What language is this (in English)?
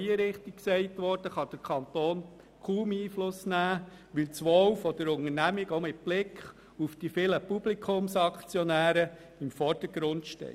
Swiss German